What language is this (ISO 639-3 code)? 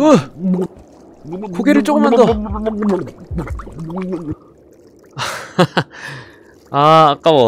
kor